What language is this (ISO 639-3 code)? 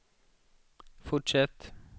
swe